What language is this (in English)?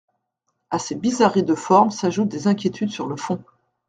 French